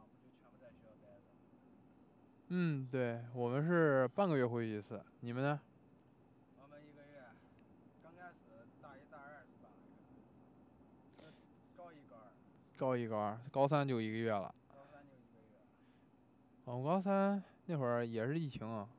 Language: Chinese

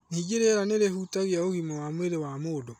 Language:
Kikuyu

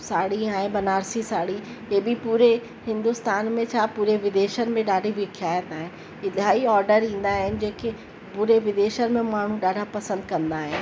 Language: Sindhi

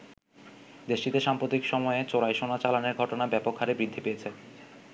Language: Bangla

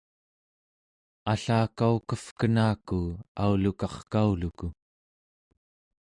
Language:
Central Yupik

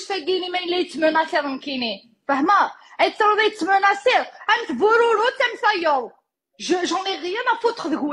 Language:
Arabic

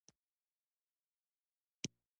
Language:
Pashto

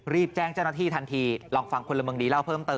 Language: Thai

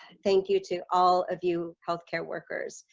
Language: English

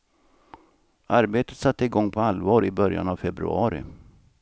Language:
Swedish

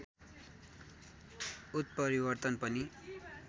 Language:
Nepali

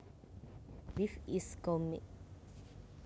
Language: Javanese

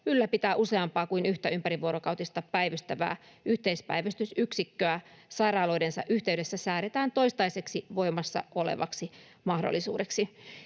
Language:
Finnish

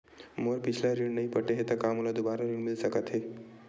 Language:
Chhattisgarhi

